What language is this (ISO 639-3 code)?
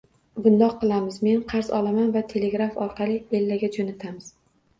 uzb